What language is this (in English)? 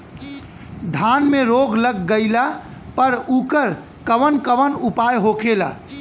Bhojpuri